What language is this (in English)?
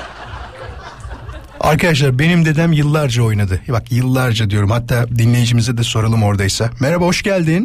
Turkish